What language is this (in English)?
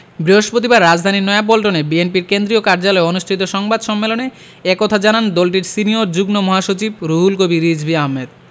Bangla